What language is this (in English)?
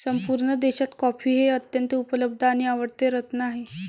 Marathi